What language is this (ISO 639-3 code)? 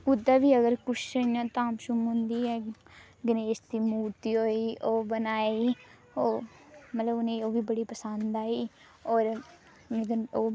doi